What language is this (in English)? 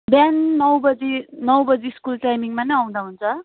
Nepali